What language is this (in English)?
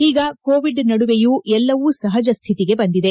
Kannada